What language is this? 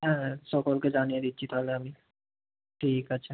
Bangla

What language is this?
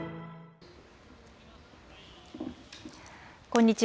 Japanese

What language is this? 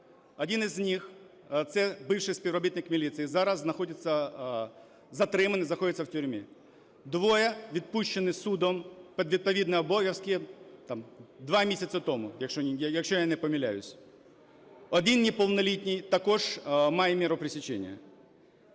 Ukrainian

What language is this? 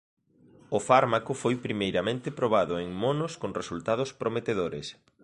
Galician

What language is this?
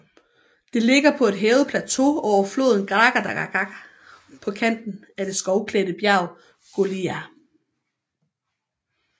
Danish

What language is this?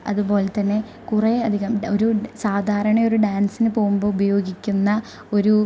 Malayalam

